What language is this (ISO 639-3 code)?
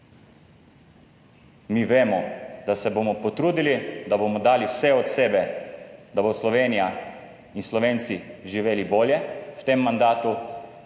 slv